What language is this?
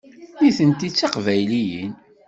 Kabyle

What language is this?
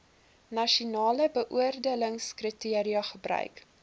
Afrikaans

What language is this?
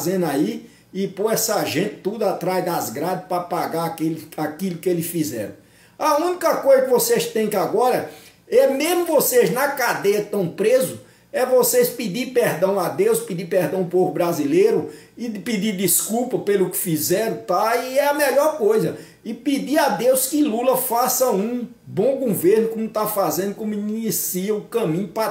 Portuguese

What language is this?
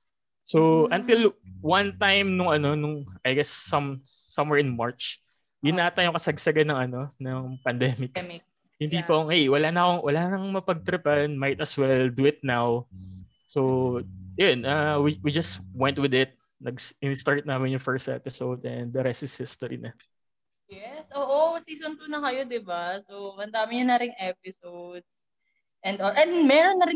Filipino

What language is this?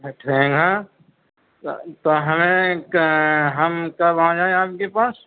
Urdu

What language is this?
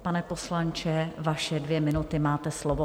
Czech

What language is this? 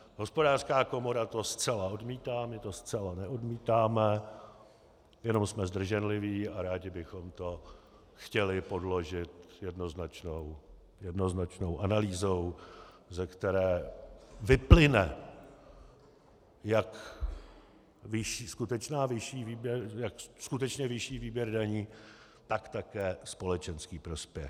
Czech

